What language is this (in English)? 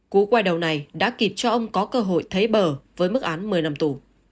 Vietnamese